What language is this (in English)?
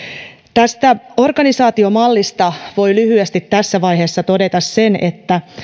Finnish